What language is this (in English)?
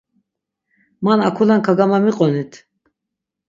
Laz